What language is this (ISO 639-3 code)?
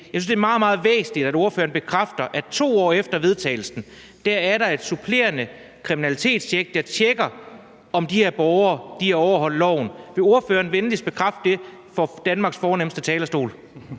dan